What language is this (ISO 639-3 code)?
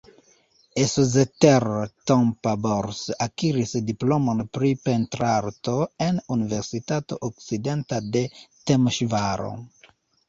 epo